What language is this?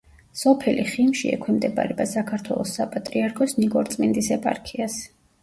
Georgian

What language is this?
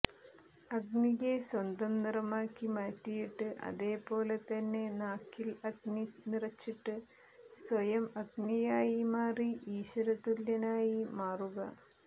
Malayalam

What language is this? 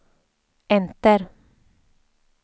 Swedish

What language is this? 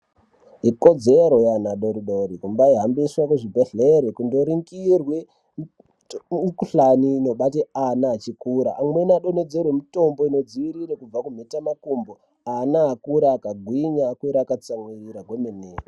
Ndau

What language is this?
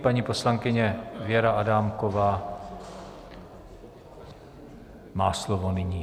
Czech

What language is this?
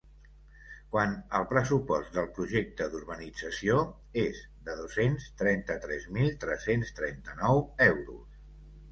Catalan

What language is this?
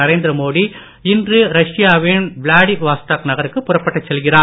Tamil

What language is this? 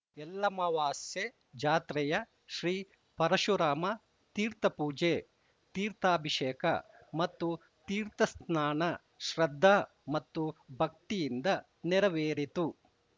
Kannada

